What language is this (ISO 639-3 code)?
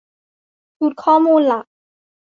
tha